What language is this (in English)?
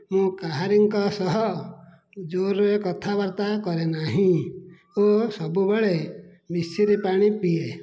Odia